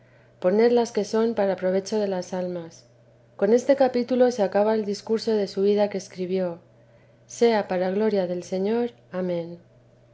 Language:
Spanish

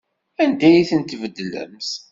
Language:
Kabyle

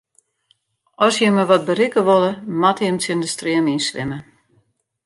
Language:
Western Frisian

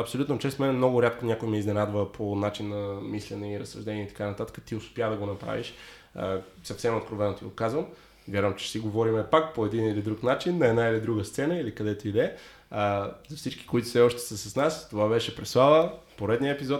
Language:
Bulgarian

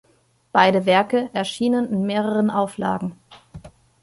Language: German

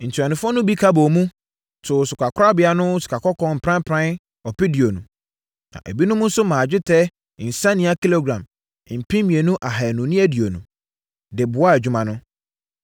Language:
Akan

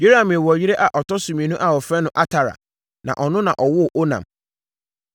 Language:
Akan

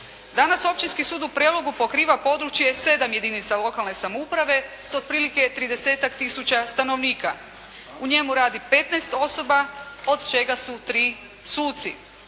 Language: Croatian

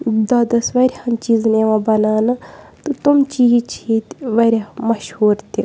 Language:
Kashmiri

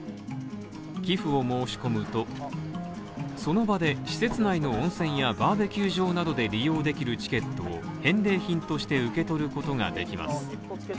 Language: Japanese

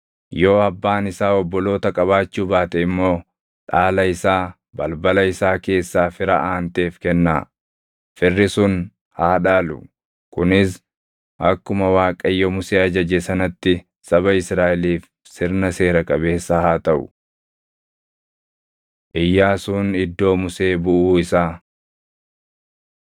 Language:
Oromo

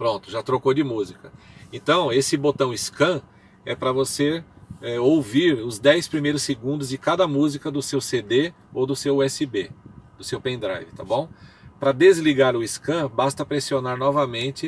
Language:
Portuguese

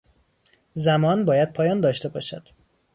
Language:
Persian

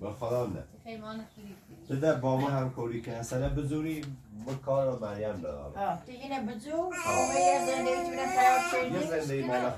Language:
Persian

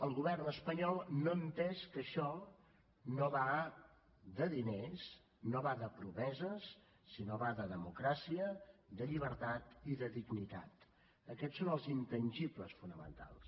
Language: Catalan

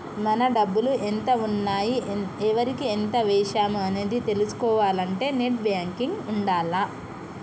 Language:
Telugu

